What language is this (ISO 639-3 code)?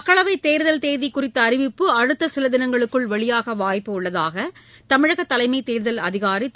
tam